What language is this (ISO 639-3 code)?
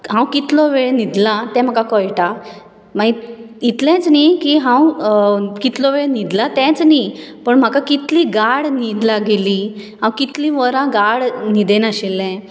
kok